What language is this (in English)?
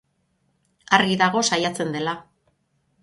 Basque